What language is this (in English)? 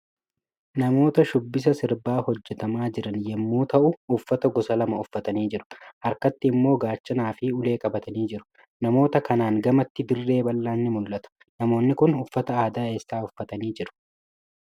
Oromo